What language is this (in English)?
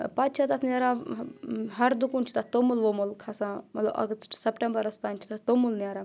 Kashmiri